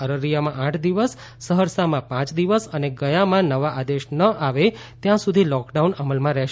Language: Gujarati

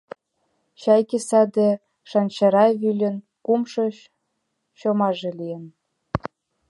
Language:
Mari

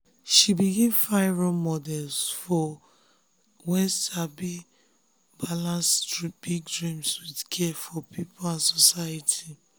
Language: Nigerian Pidgin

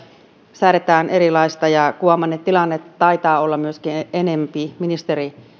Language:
Finnish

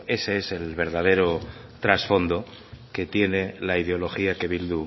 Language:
Spanish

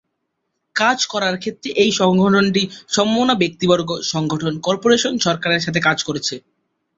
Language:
Bangla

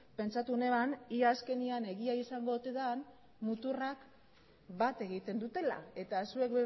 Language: Basque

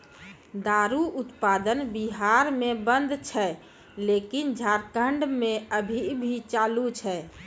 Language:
Maithili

